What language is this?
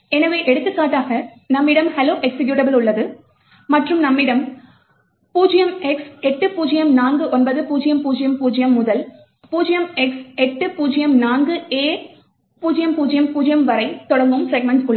Tamil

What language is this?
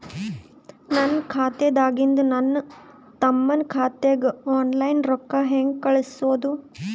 Kannada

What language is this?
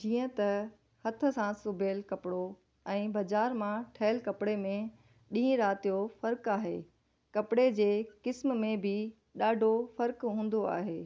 Sindhi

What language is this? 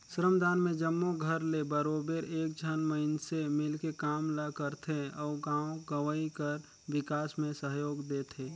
Chhattisgarhi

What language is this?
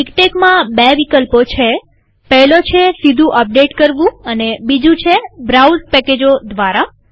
Gujarati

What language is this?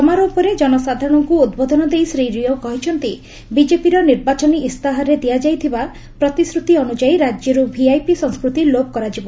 Odia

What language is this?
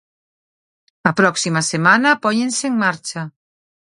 Galician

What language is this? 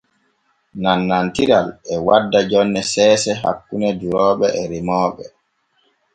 Borgu Fulfulde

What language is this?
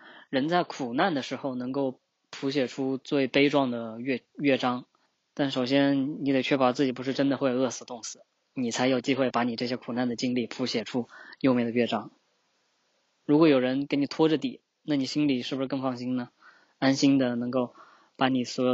Chinese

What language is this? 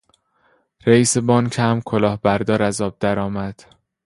Persian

